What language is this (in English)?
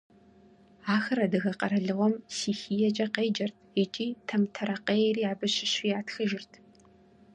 Kabardian